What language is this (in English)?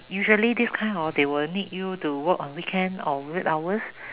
English